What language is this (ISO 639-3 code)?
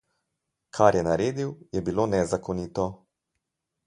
slv